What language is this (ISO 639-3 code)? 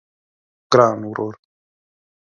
pus